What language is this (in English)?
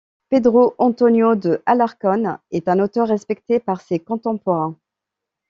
French